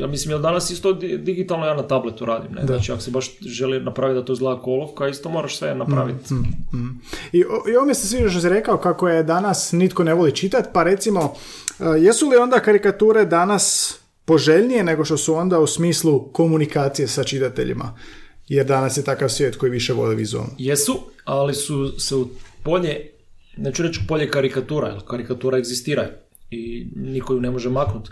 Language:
Croatian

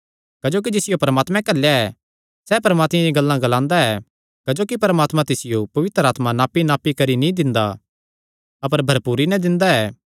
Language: Kangri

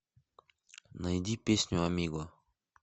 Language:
Russian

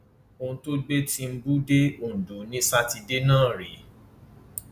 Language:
Yoruba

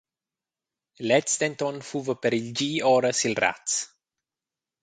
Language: Romansh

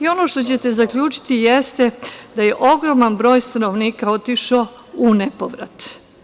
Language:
Serbian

